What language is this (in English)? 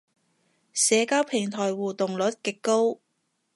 Cantonese